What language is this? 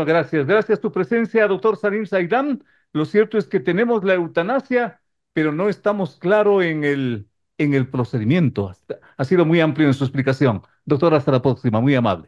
Spanish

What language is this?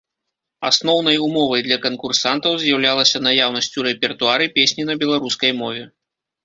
Belarusian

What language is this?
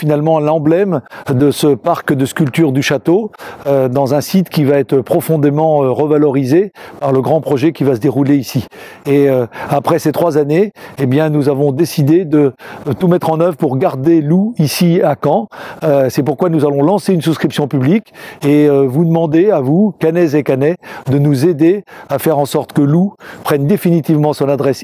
French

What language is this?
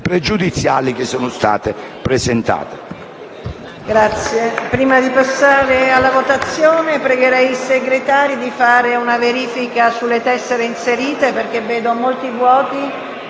Italian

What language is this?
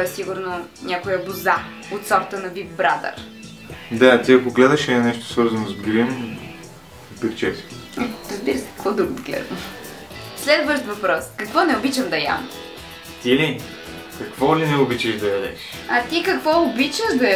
Bulgarian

